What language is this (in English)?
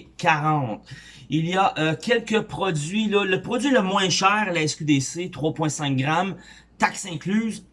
French